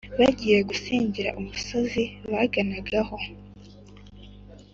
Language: Kinyarwanda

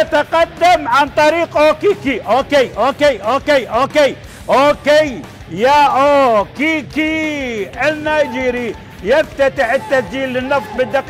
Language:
Arabic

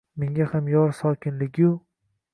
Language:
Uzbek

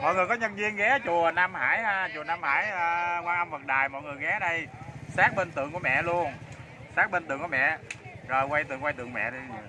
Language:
Vietnamese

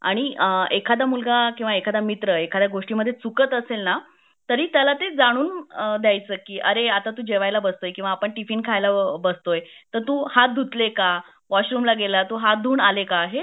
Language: Marathi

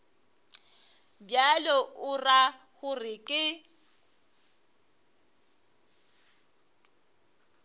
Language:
Northern Sotho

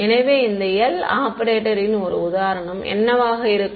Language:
Tamil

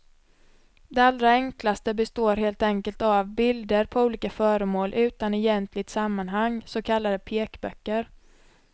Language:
Swedish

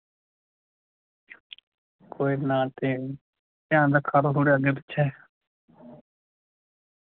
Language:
Dogri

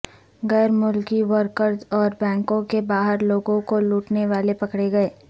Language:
Urdu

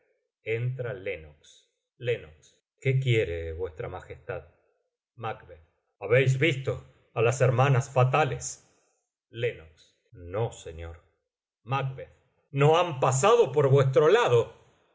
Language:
Spanish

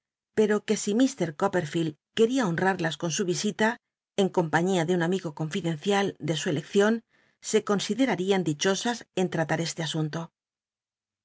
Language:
Spanish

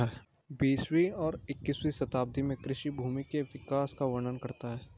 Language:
Hindi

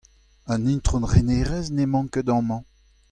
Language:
Breton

